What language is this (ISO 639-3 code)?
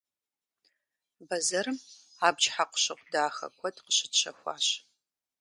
kbd